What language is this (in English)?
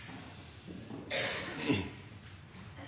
Norwegian Nynorsk